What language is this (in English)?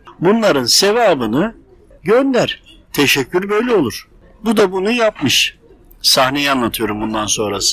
Turkish